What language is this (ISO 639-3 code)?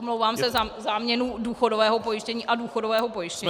ces